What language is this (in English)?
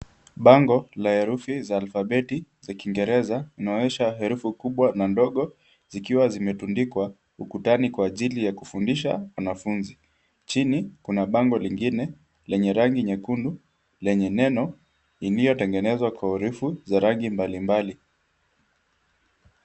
Swahili